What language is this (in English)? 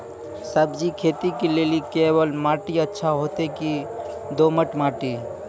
Maithili